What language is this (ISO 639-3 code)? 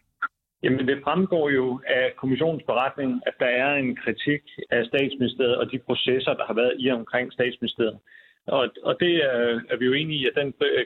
dan